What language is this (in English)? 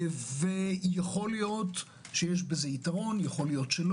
Hebrew